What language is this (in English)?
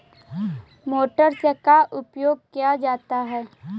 Magahi